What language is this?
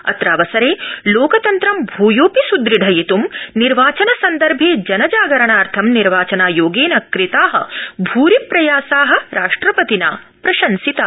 Sanskrit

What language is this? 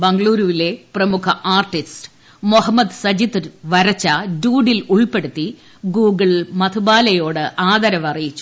Malayalam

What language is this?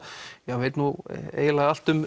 Icelandic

